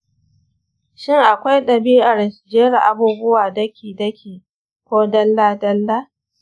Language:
Hausa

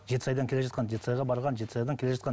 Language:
Kazakh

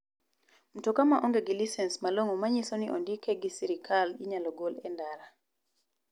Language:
Luo (Kenya and Tanzania)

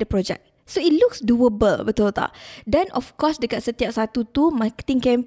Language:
Malay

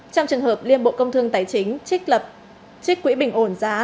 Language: Vietnamese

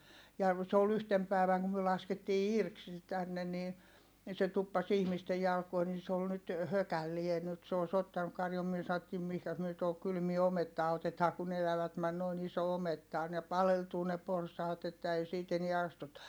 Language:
Finnish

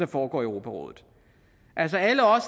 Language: Danish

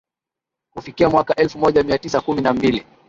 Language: Swahili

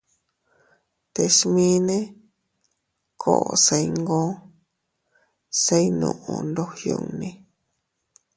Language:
Teutila Cuicatec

